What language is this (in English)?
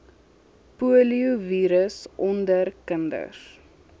Afrikaans